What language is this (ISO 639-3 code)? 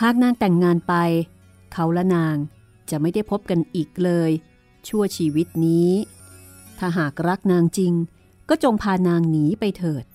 tha